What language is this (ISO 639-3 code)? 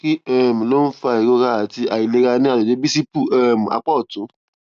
yor